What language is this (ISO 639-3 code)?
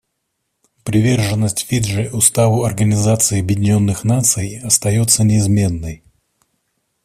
rus